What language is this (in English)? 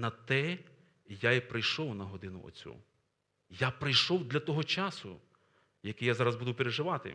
Ukrainian